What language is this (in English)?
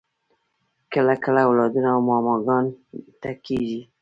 Pashto